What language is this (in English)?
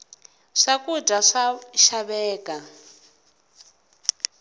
Tsonga